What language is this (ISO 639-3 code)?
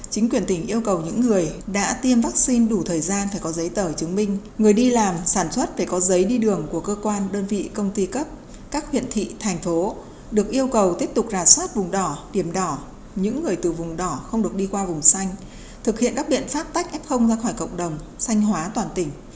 vie